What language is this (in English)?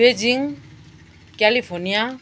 Nepali